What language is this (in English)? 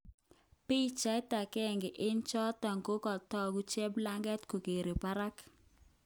Kalenjin